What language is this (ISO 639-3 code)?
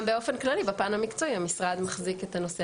heb